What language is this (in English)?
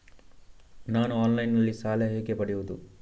Kannada